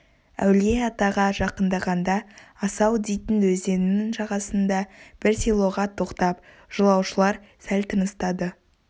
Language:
Kazakh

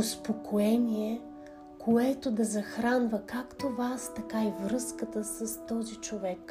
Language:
Bulgarian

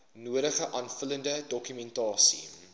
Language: Afrikaans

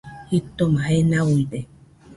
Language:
Nüpode Huitoto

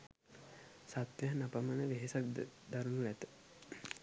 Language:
Sinhala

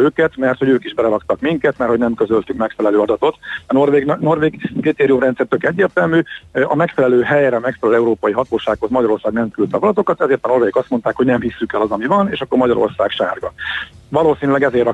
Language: Hungarian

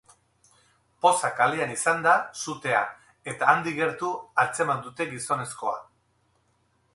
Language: Basque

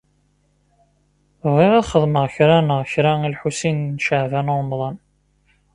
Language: Kabyle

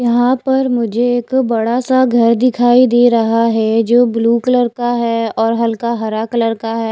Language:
Hindi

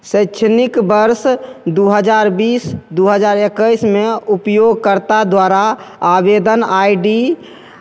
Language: Maithili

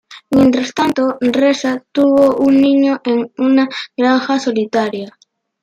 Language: Spanish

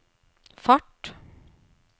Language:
Norwegian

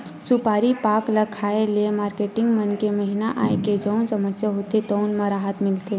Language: Chhattisgarhi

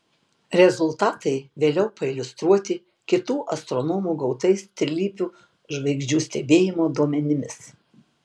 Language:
Lithuanian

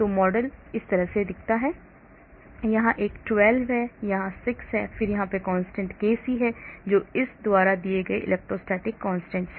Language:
Hindi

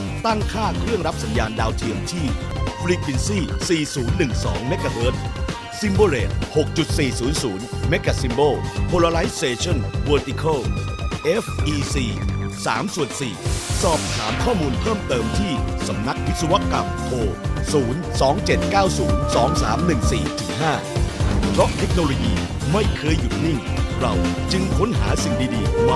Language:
Thai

